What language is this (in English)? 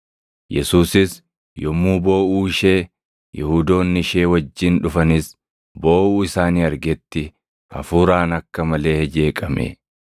Oromo